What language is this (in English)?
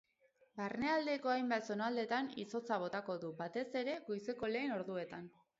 Basque